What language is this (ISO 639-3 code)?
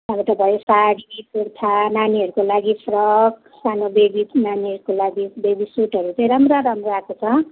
nep